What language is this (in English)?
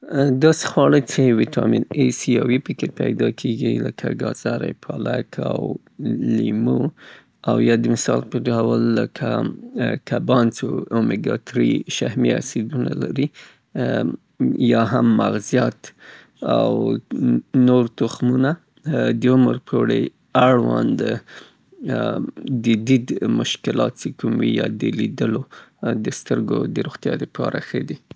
Southern Pashto